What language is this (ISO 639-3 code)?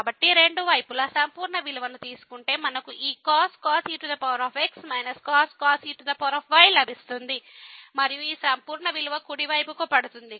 tel